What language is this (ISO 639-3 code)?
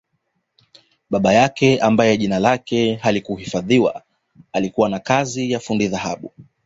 swa